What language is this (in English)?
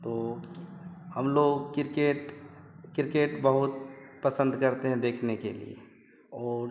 Hindi